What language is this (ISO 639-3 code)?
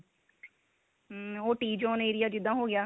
pan